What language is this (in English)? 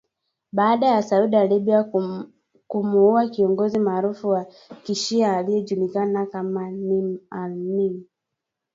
Swahili